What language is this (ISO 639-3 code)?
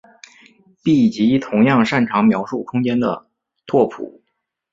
zho